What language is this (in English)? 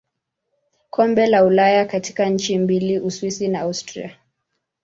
Swahili